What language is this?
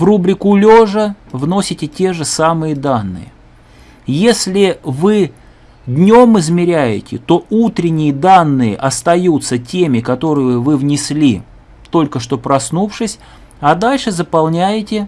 Russian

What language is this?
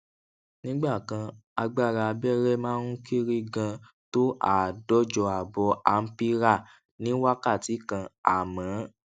Yoruba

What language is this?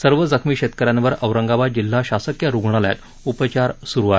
Marathi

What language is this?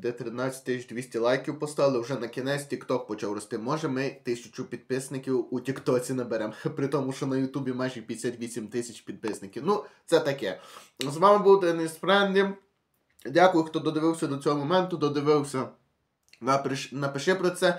Ukrainian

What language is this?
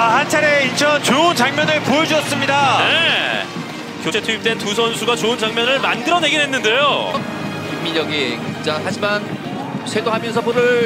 Korean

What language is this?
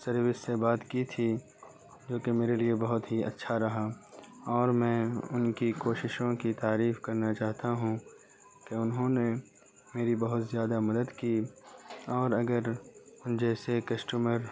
Urdu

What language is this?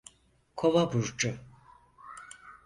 Turkish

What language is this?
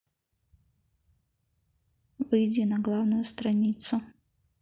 Russian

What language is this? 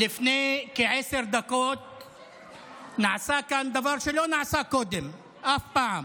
Hebrew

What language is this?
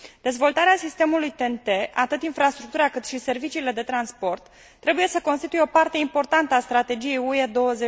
Romanian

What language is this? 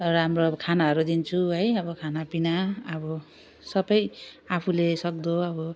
Nepali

